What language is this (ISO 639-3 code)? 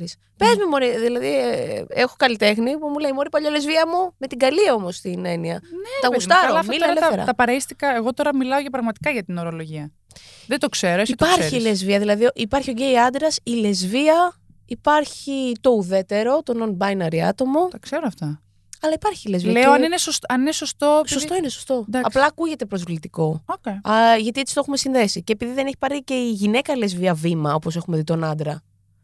ell